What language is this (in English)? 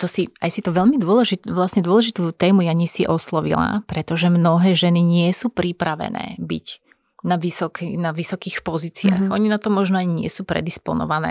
Slovak